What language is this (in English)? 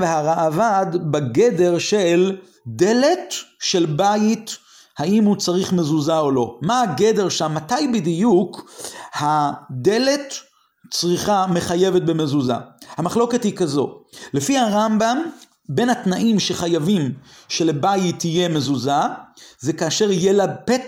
Hebrew